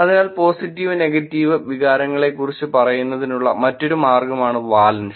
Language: Malayalam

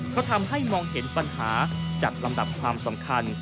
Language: Thai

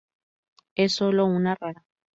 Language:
Spanish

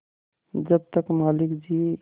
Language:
Hindi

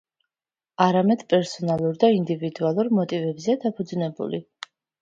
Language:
Georgian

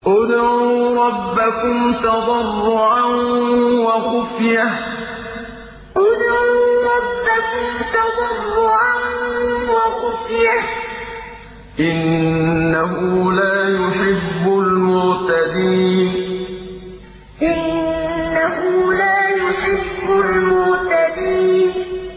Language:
Arabic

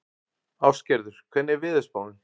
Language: Icelandic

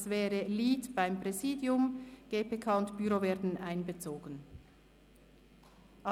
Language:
Swiss German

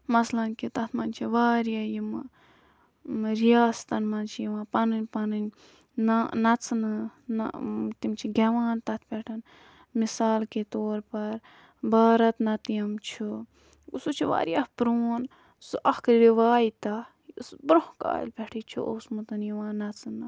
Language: Kashmiri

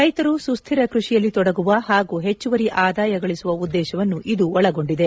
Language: Kannada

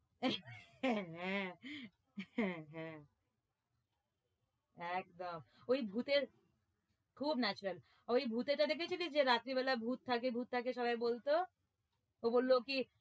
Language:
Bangla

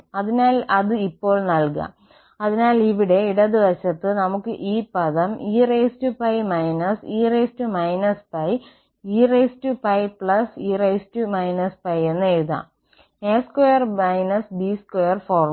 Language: Malayalam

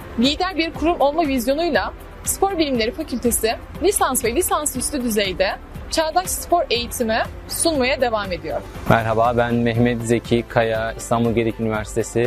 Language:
Turkish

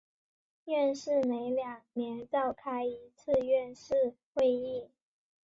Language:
Chinese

